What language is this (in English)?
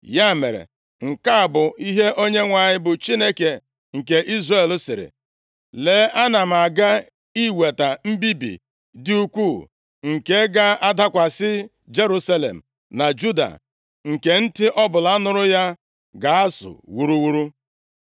Igbo